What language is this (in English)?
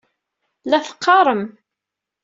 Kabyle